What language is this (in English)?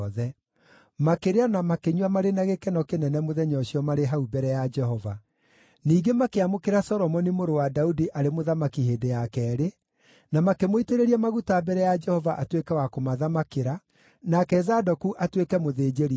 Kikuyu